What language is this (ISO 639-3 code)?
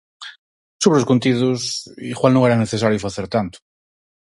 glg